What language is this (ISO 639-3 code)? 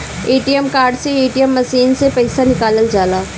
bho